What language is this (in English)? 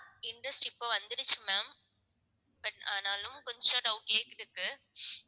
Tamil